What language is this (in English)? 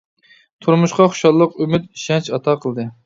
Uyghur